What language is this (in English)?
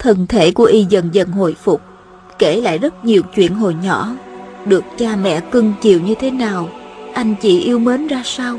Vietnamese